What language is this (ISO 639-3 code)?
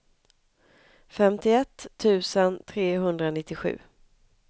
swe